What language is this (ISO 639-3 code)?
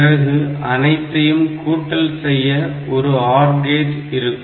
tam